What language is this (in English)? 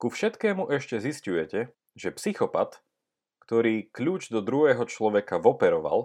Slovak